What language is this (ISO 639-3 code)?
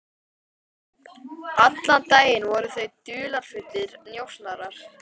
isl